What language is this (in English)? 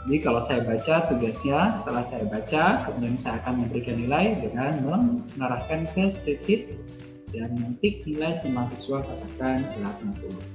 Indonesian